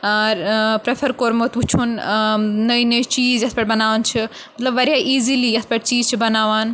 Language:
Kashmiri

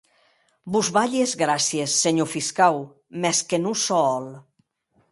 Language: Occitan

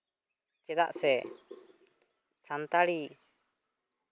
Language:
Santali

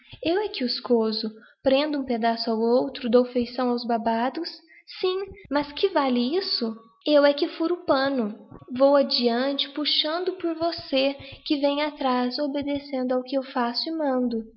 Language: Portuguese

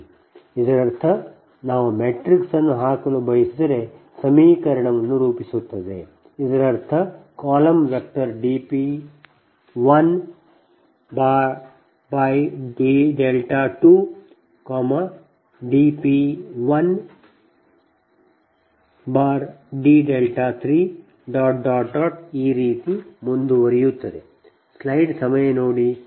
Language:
Kannada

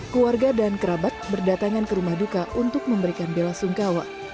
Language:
Indonesian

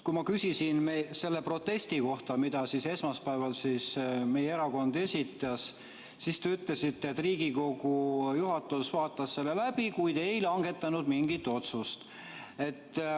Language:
Estonian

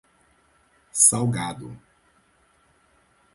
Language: Portuguese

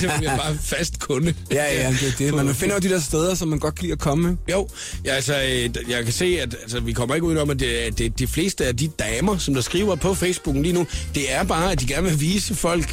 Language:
Danish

